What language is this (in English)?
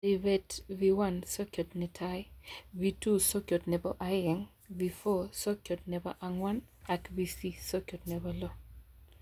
Kalenjin